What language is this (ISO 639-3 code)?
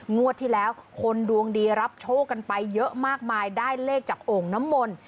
tha